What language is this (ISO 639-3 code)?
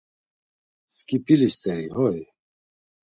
lzz